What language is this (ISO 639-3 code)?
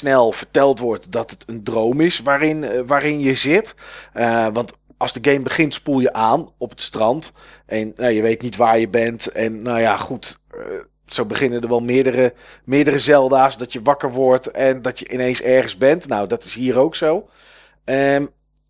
nld